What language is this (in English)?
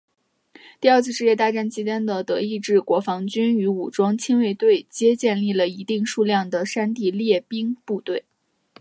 Chinese